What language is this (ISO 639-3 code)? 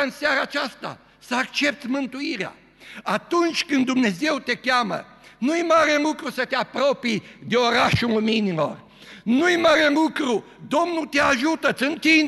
ron